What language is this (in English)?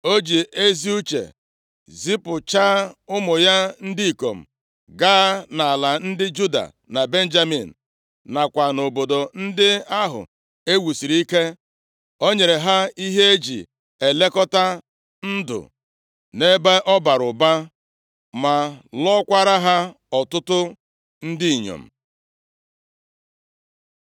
Igbo